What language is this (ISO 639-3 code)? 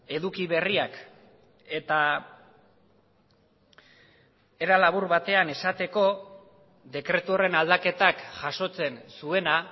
eus